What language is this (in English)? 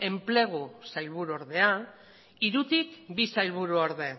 Basque